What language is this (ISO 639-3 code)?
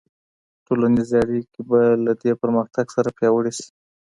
pus